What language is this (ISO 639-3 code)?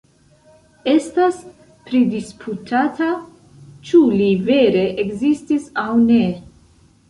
epo